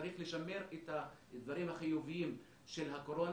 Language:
Hebrew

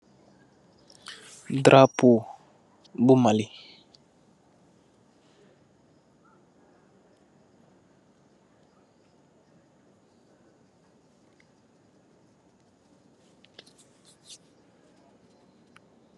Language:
Wolof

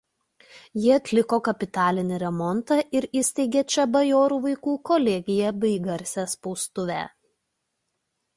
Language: Lithuanian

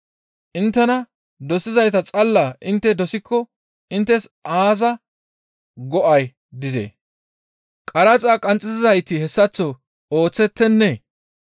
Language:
Gamo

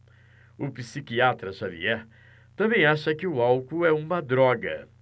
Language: Portuguese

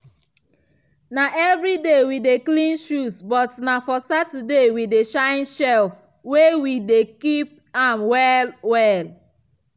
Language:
Nigerian Pidgin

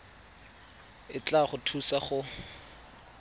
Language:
Tswana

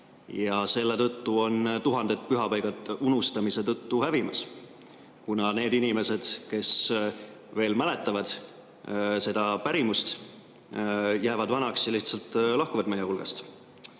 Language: Estonian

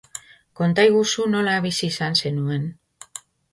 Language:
Basque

